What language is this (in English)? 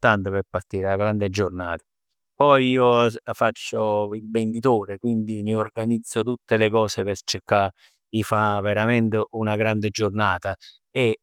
Neapolitan